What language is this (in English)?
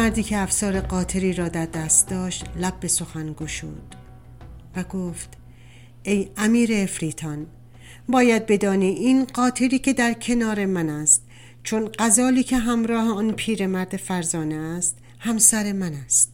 Persian